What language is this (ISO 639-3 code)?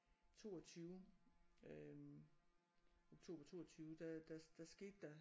dan